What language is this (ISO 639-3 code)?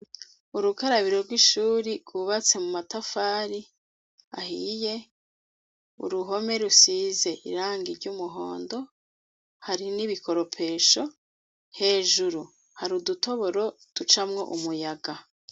run